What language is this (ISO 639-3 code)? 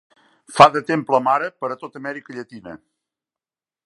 cat